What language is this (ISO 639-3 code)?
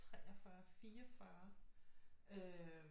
dan